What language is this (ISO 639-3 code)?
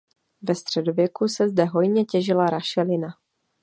ces